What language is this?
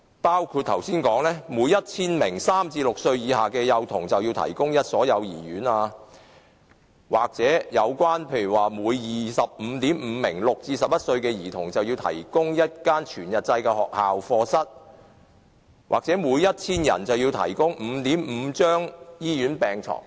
Cantonese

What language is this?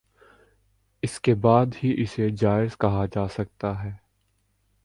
Urdu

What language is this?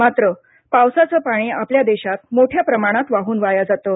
Marathi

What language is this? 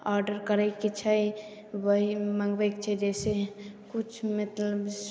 Maithili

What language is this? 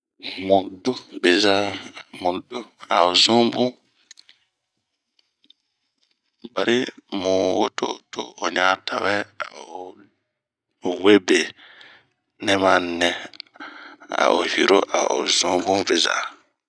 Bomu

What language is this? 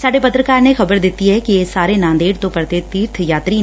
Punjabi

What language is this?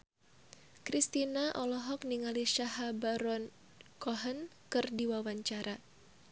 Sundanese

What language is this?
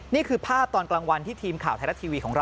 Thai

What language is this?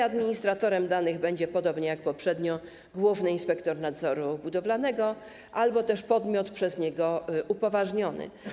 Polish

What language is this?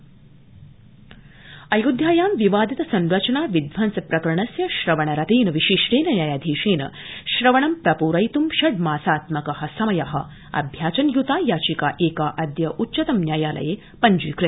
Sanskrit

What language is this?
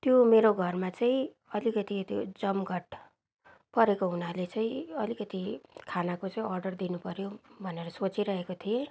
Nepali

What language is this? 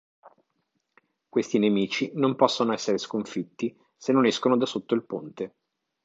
Italian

